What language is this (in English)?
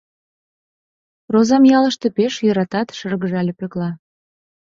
Mari